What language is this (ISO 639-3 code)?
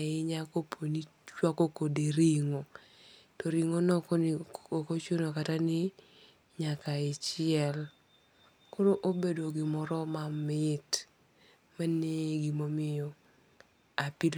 luo